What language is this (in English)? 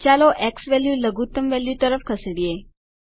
Gujarati